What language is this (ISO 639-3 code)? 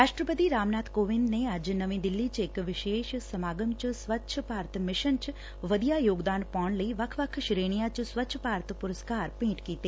pan